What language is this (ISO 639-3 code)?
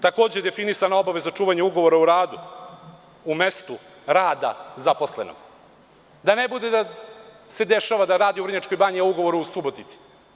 srp